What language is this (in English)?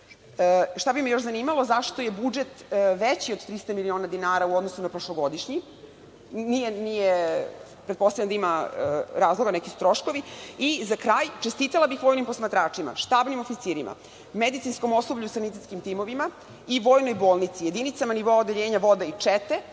Serbian